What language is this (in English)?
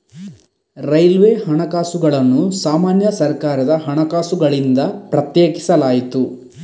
Kannada